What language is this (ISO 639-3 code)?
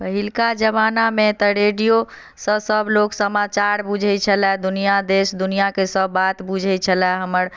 mai